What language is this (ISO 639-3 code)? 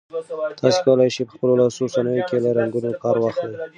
pus